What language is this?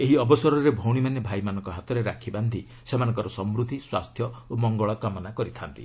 Odia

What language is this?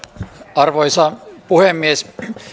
Finnish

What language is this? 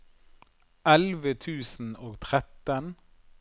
Norwegian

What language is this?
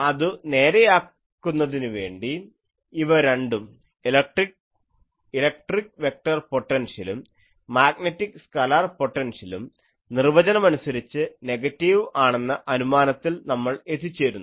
Malayalam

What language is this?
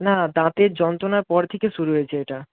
Bangla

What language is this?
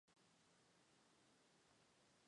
Chinese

